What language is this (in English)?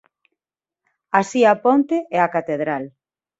Galician